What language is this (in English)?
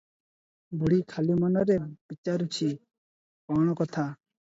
Odia